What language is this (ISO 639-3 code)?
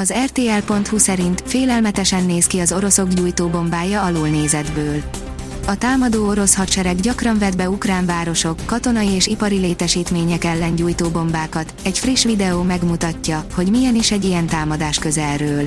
hun